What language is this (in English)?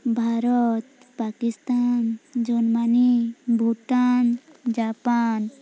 Odia